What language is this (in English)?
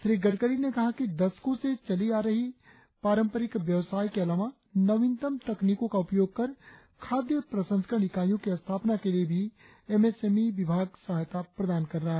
Hindi